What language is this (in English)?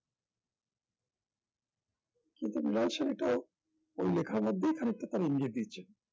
Bangla